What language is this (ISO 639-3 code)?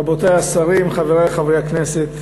heb